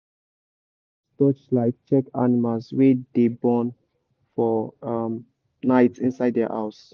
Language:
Nigerian Pidgin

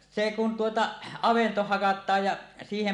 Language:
Finnish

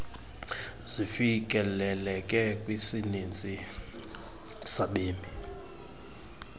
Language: Xhosa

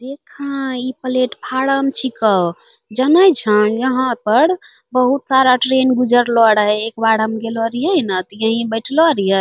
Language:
Angika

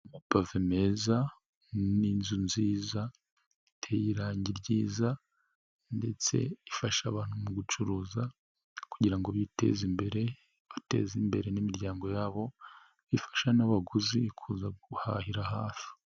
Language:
Kinyarwanda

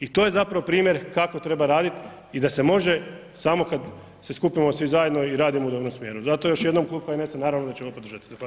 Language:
Croatian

